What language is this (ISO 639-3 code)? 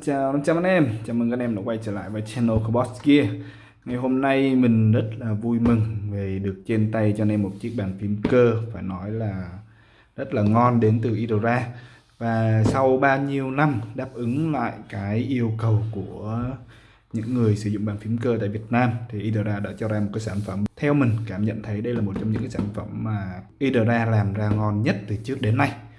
vie